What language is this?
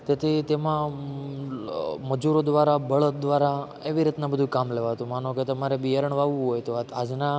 Gujarati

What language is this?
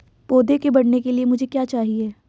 Hindi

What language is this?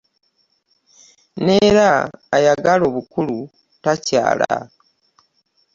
Ganda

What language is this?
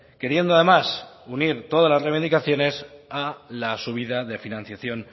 Spanish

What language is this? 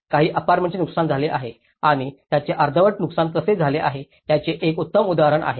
Marathi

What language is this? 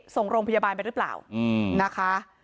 Thai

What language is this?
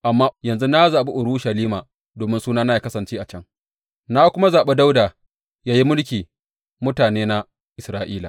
Hausa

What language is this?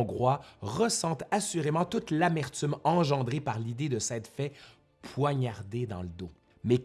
French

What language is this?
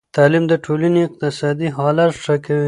Pashto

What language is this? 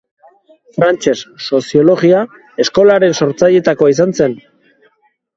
Basque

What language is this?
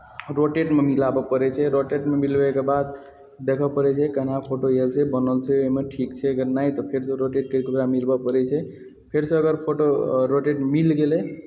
Maithili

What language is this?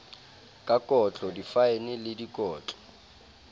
Southern Sotho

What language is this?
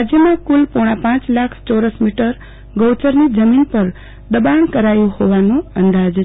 Gujarati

